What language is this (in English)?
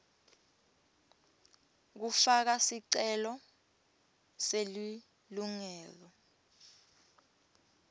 Swati